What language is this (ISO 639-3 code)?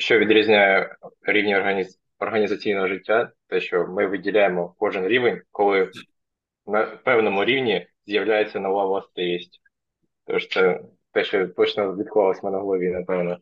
ukr